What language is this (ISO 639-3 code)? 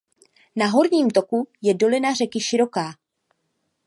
ces